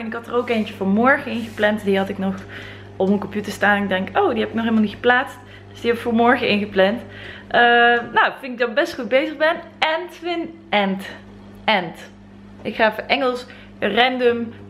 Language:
Dutch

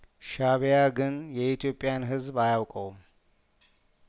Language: Amharic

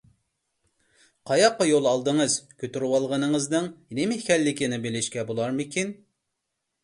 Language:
Uyghur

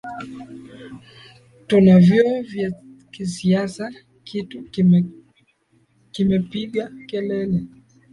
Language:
Swahili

